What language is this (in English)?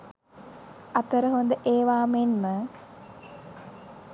Sinhala